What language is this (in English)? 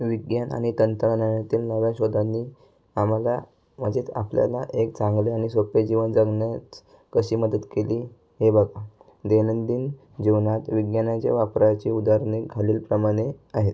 Marathi